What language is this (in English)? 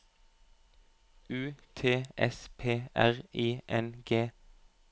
Norwegian